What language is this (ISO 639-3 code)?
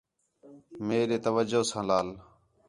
xhe